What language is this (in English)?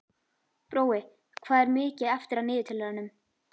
Icelandic